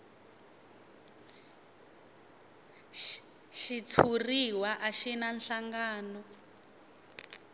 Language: Tsonga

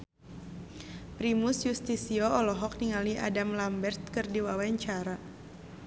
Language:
Sundanese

